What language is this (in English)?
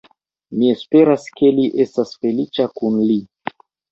Esperanto